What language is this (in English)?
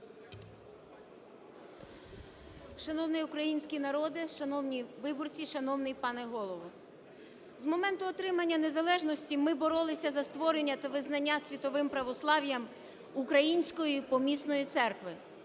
Ukrainian